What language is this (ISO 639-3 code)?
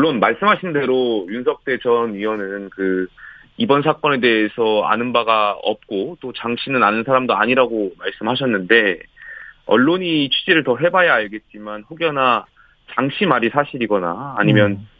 kor